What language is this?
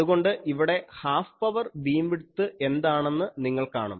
Malayalam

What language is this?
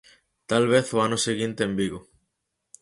Galician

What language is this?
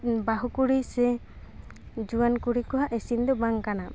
Santali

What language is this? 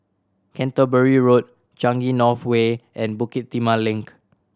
English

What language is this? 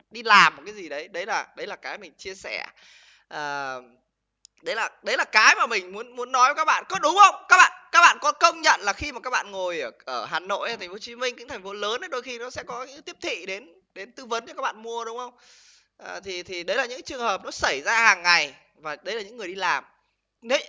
Vietnamese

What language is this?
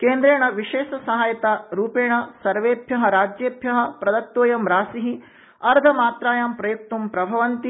Sanskrit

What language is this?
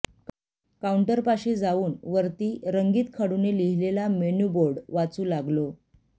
Marathi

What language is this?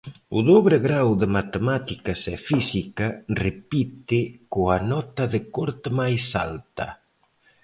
Galician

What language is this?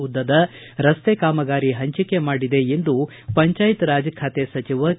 Kannada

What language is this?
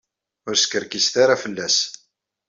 Kabyle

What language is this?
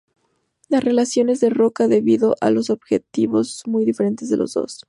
Spanish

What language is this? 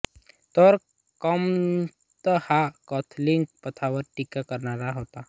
Marathi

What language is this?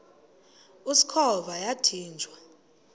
Xhosa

